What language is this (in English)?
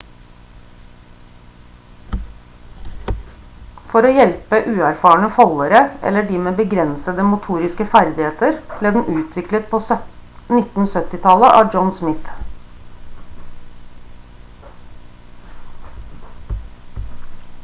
Norwegian Bokmål